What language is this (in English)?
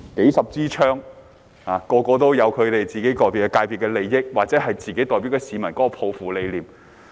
Cantonese